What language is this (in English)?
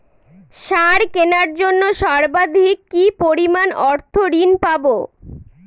Bangla